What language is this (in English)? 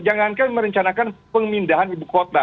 Indonesian